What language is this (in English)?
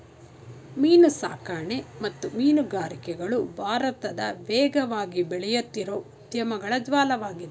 Kannada